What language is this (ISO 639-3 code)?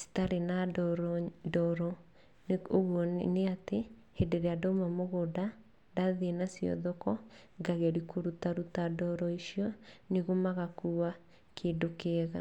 kik